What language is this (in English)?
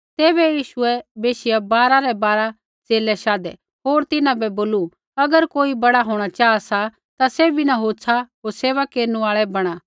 Kullu Pahari